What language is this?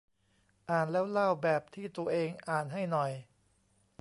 Thai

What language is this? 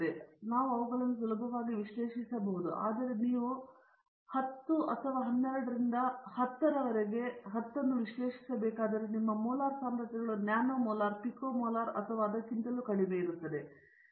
Kannada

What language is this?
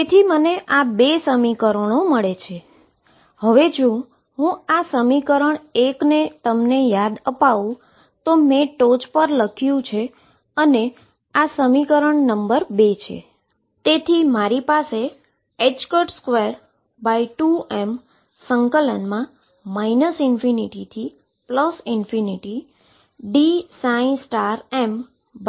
Gujarati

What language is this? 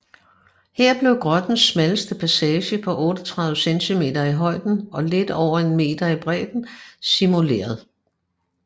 Danish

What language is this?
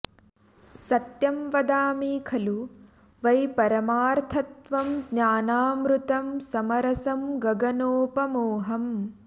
Sanskrit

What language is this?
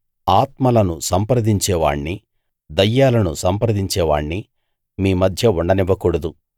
Telugu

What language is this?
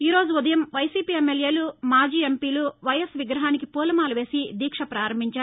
Telugu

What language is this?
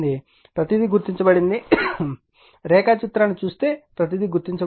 Telugu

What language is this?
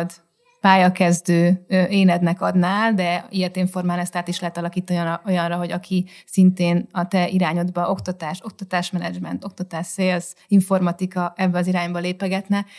Hungarian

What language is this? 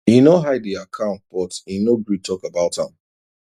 Nigerian Pidgin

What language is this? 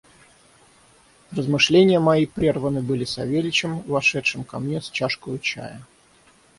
Russian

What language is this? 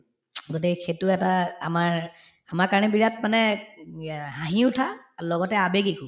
Assamese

